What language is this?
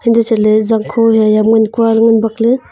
Wancho Naga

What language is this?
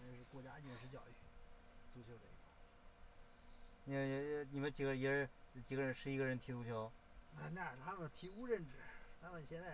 Chinese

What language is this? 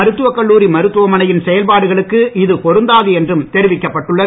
Tamil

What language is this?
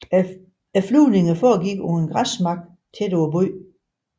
Danish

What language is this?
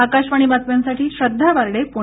Marathi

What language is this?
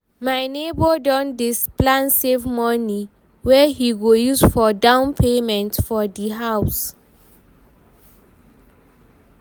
Nigerian Pidgin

